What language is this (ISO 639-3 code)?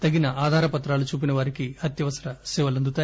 tel